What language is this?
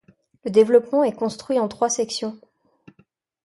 French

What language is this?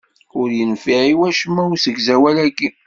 Kabyle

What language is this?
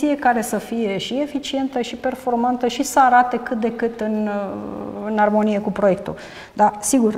Romanian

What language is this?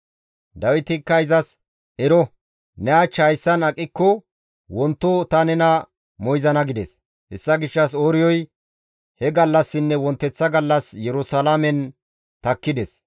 Gamo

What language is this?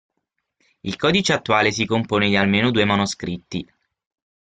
Italian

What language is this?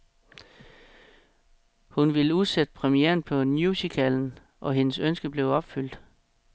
Danish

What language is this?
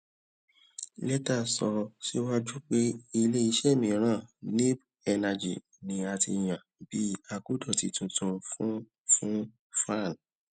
Yoruba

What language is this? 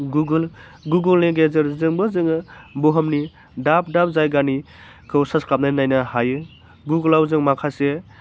Bodo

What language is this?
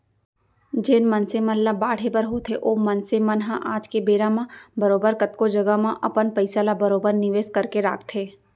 Chhattisgarhi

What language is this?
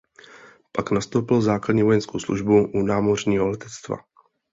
Czech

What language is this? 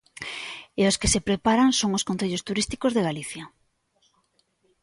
Galician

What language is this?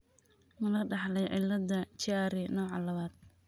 Somali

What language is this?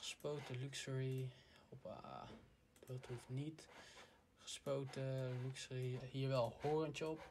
Dutch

